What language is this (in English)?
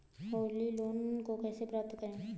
Hindi